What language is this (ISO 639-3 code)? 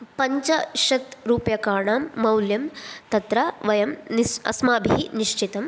san